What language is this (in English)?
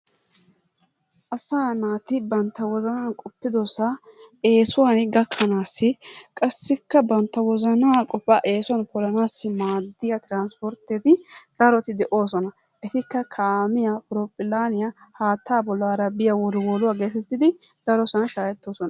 Wolaytta